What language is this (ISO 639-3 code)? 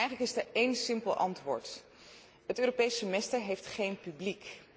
nld